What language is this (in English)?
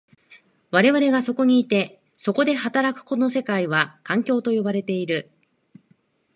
Japanese